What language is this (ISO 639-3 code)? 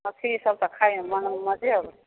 mai